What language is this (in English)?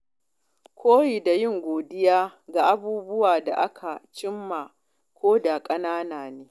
Hausa